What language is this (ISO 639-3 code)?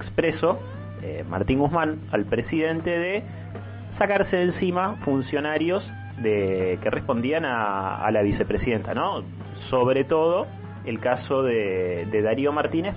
spa